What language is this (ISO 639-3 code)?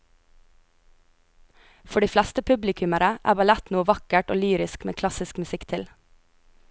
nor